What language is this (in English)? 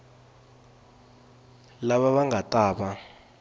Tsonga